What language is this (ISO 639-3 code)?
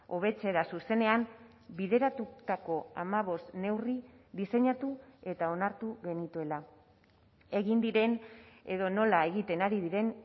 eus